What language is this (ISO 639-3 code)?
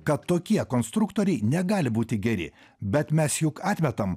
lit